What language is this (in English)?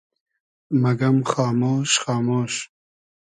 Hazaragi